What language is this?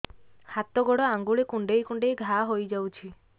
Odia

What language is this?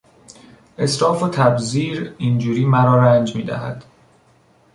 Persian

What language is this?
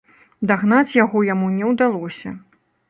Belarusian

